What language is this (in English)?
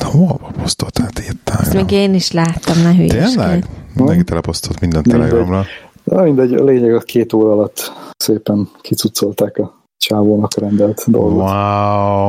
Hungarian